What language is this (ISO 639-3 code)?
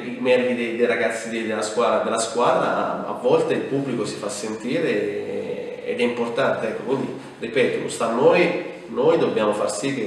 ita